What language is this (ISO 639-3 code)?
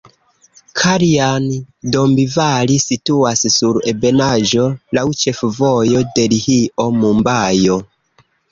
epo